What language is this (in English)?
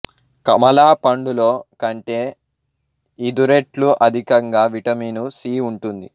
Telugu